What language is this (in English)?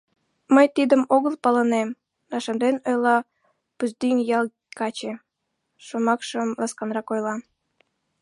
Mari